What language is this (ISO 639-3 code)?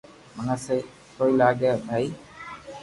lrk